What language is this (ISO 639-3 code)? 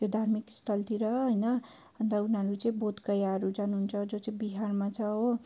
nep